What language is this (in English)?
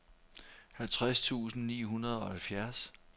Danish